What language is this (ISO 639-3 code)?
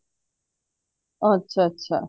pan